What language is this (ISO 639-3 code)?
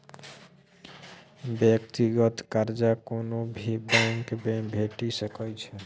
mai